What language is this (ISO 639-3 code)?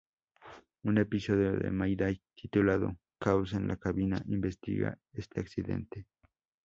spa